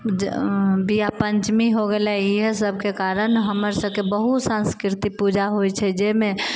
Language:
Maithili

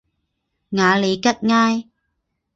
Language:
Chinese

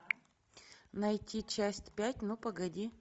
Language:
Russian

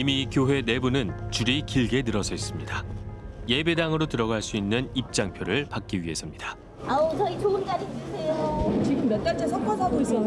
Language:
Korean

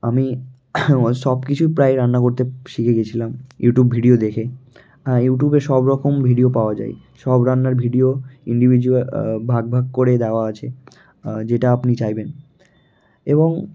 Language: Bangla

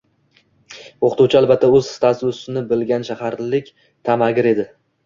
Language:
Uzbek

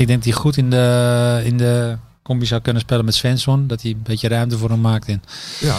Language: Dutch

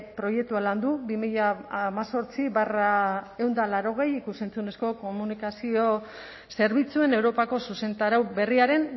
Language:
Basque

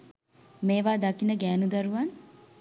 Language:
Sinhala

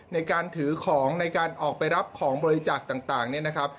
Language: Thai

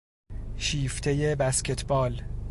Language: Persian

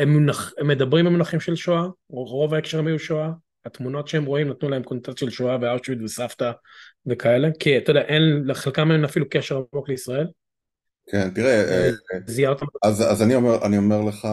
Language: Hebrew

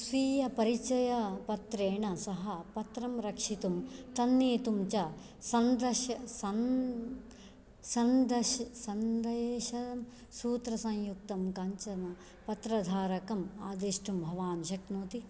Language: Sanskrit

